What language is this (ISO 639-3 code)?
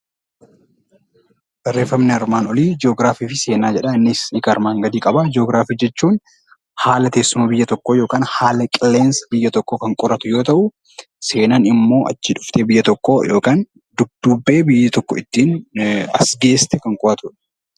orm